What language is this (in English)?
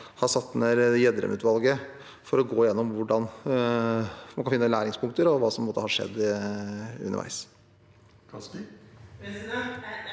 Norwegian